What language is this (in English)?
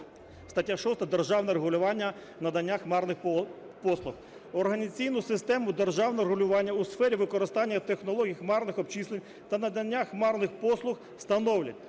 Ukrainian